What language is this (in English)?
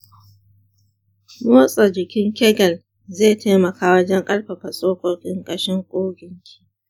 Hausa